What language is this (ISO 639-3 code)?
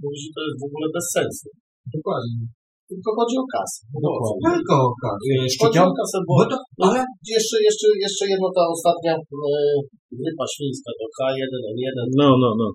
pol